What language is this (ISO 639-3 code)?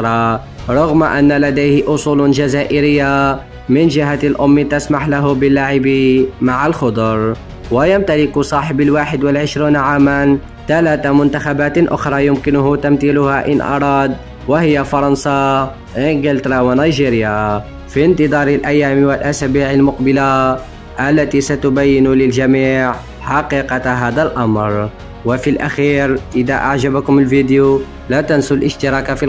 ara